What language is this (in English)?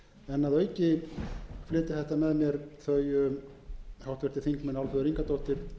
Icelandic